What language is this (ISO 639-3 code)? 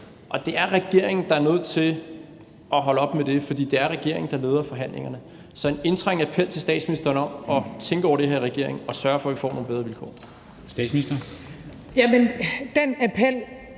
dan